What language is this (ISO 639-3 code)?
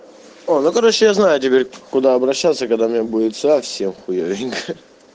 rus